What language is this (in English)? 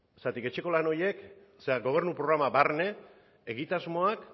Basque